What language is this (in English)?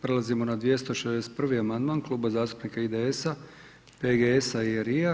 Croatian